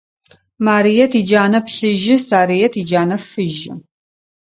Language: Adyghe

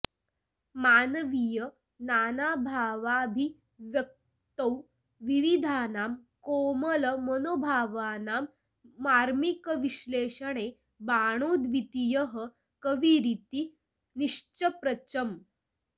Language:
Sanskrit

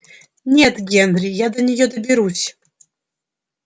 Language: Russian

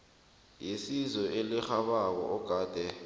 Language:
South Ndebele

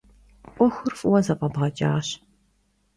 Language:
Kabardian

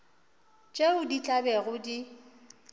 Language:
Northern Sotho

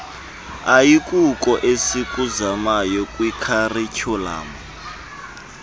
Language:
Xhosa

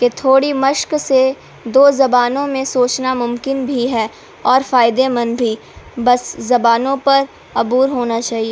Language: Urdu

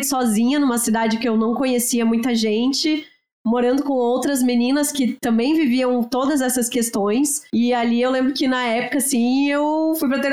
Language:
Portuguese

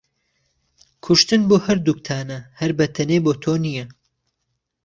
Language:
Central Kurdish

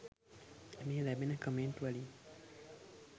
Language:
Sinhala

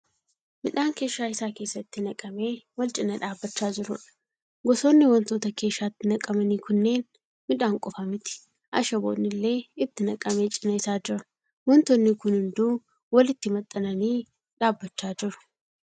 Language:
Oromo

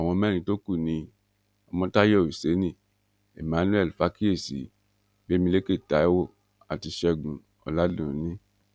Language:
Yoruba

